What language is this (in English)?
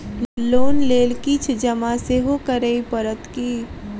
Maithili